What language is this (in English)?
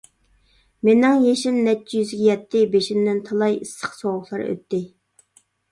Uyghur